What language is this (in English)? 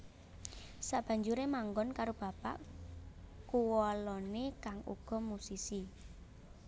Javanese